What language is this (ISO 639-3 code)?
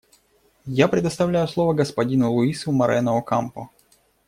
rus